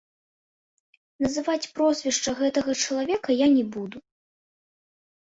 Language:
Belarusian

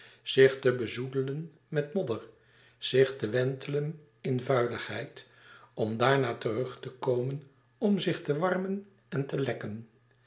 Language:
Dutch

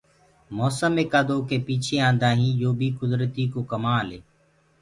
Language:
Gurgula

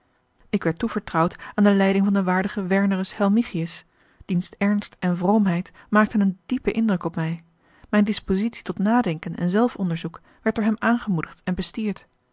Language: Dutch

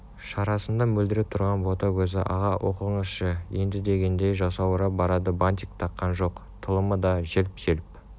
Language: Kazakh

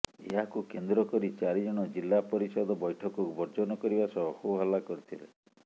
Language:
Odia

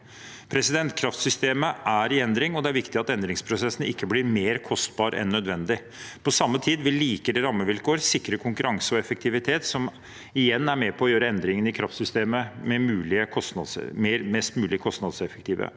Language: Norwegian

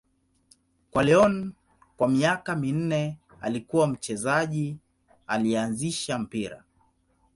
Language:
Swahili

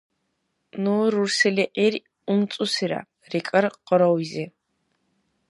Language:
Dargwa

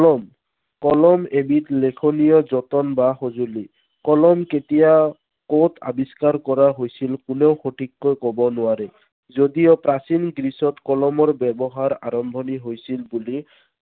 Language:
Assamese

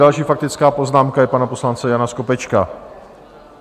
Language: Czech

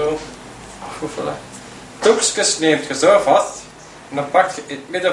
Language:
Dutch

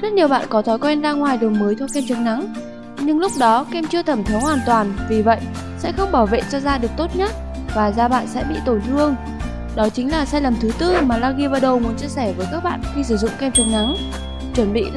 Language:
Vietnamese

